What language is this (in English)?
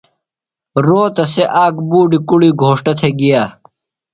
Phalura